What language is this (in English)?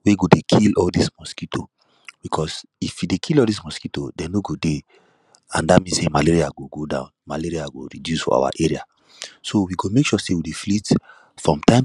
Nigerian Pidgin